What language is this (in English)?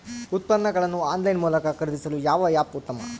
Kannada